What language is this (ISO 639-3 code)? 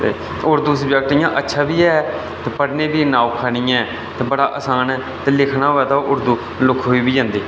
doi